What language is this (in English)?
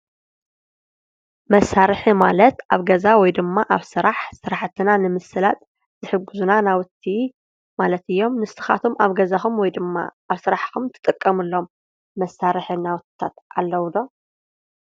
Tigrinya